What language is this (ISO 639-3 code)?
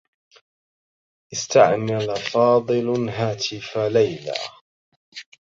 ara